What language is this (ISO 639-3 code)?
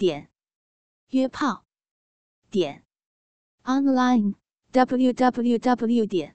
zho